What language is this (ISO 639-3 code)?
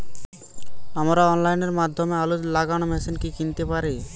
ben